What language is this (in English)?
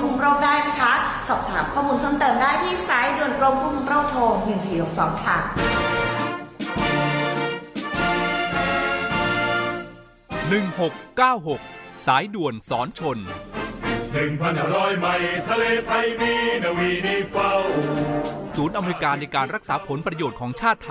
Thai